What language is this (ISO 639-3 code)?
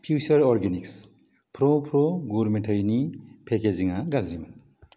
brx